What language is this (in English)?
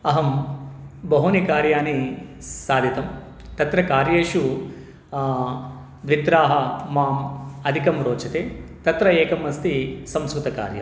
Sanskrit